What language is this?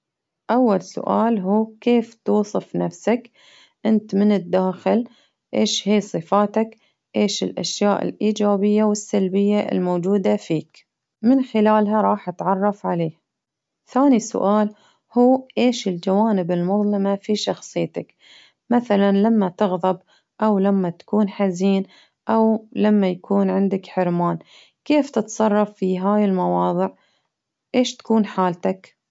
Baharna Arabic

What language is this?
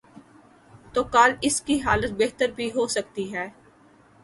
Urdu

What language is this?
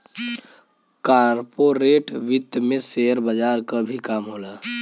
Bhojpuri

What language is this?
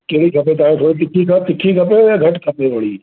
Sindhi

